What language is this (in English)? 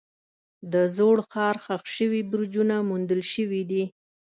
Pashto